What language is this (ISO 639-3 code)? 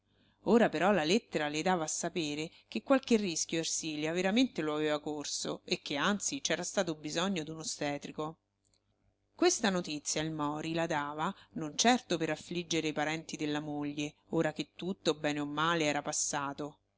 ita